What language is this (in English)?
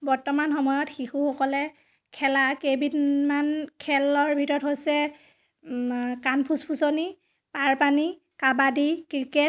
Assamese